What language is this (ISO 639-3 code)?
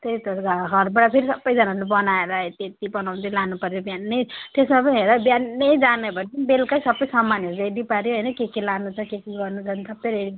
nep